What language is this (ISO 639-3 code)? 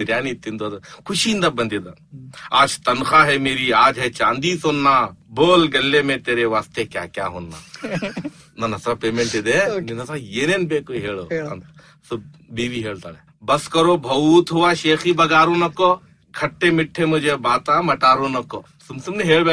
kan